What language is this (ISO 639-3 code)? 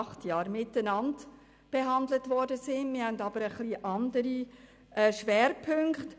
gsw